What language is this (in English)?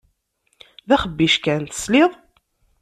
Kabyle